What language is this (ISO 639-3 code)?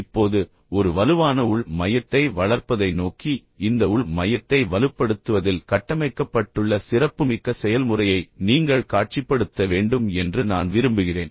tam